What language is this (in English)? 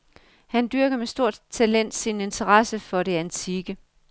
Danish